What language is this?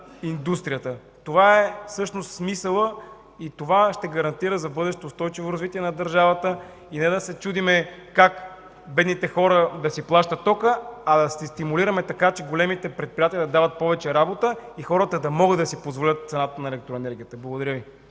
Bulgarian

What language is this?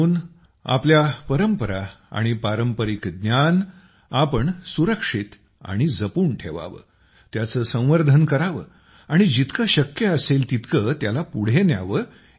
Marathi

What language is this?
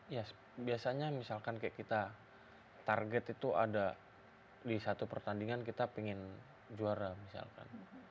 Indonesian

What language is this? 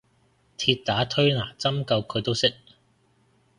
Cantonese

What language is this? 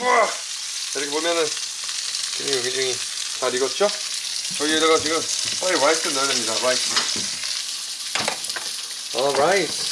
Korean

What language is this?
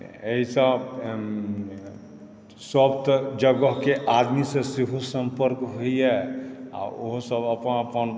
Maithili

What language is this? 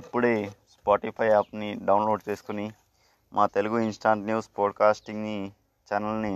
Telugu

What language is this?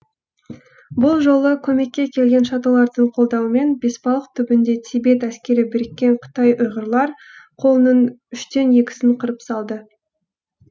Kazakh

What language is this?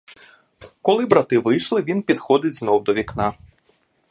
Ukrainian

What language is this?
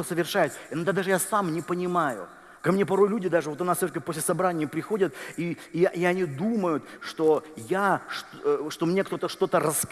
Russian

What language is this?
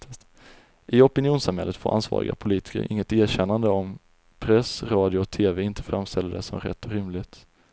Swedish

